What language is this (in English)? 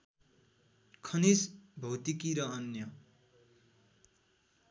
Nepali